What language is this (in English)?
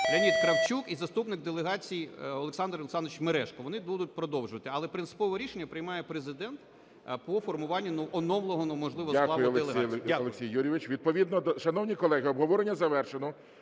Ukrainian